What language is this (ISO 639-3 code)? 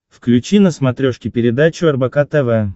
rus